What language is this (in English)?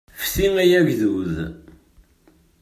Kabyle